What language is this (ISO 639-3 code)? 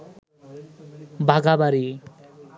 ben